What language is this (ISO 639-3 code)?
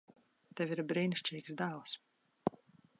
lav